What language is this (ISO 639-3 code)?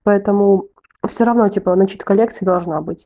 rus